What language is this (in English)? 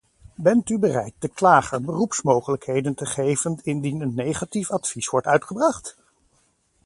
Dutch